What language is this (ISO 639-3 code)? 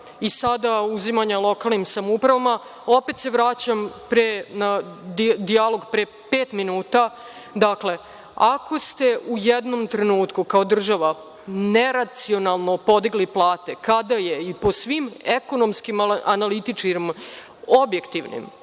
srp